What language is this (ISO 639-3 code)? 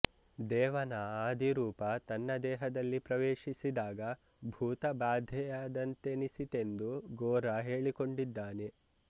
kan